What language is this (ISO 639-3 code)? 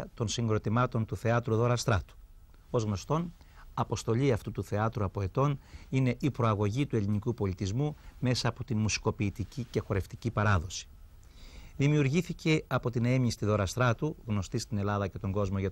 ell